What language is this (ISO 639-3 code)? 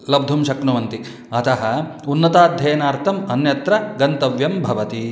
san